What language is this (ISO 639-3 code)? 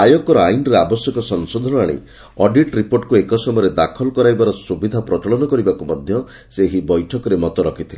ori